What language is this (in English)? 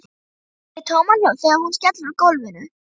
Icelandic